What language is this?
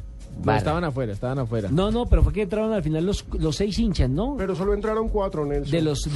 Spanish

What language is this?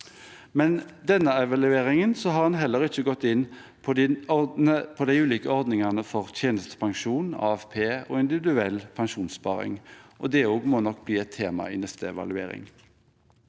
Norwegian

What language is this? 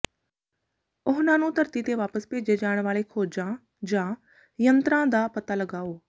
Punjabi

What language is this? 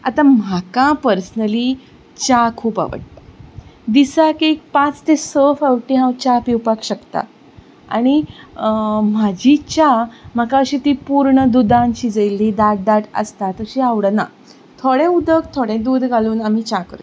Konkani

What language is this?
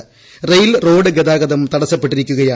Malayalam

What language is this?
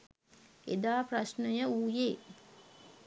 Sinhala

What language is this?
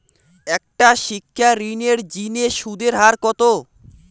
Bangla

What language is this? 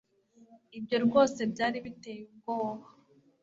Kinyarwanda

